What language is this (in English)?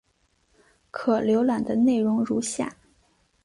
Chinese